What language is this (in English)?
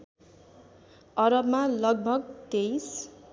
Nepali